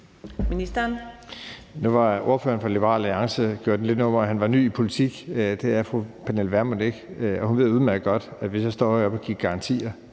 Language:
Danish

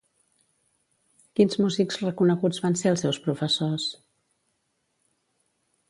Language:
Catalan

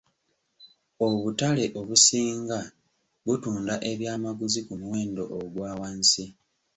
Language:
Ganda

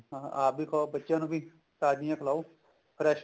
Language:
Punjabi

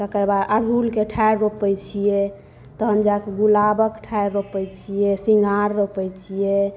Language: Maithili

